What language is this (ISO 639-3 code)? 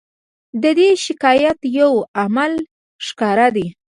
pus